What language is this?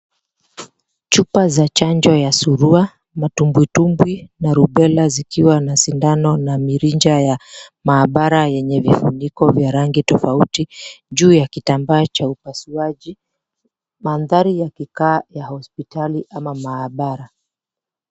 Swahili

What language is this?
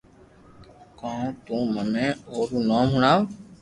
Loarki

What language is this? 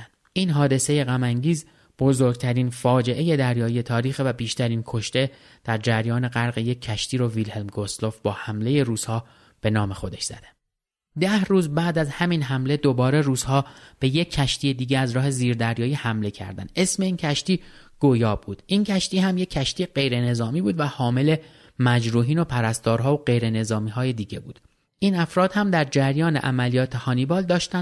Persian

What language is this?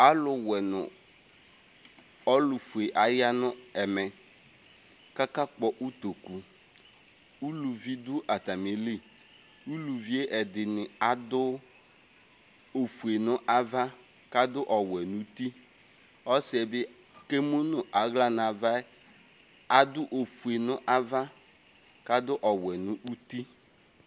Ikposo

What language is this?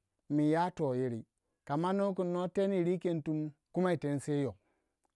Waja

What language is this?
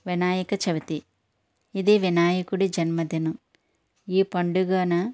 Telugu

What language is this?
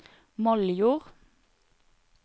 Norwegian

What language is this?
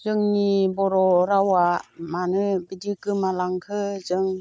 Bodo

